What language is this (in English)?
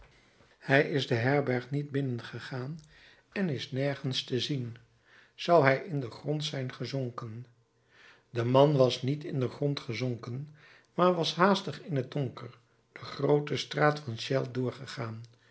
Dutch